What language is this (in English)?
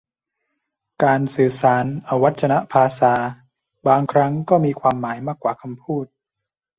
Thai